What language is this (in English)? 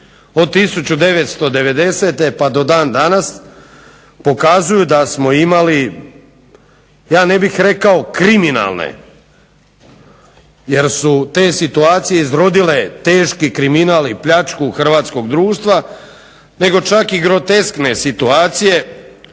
Croatian